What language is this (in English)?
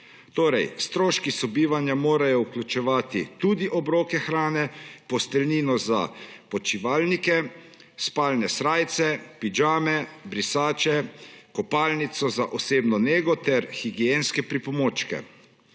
Slovenian